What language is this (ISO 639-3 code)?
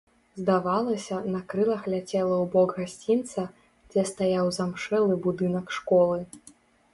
bel